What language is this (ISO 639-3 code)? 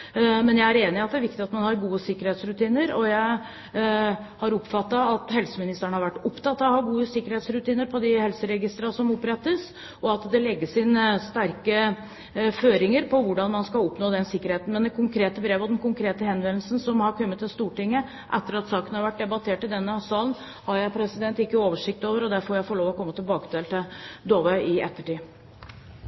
nor